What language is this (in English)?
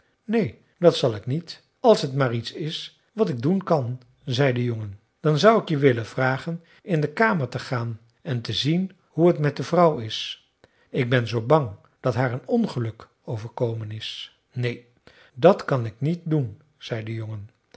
Dutch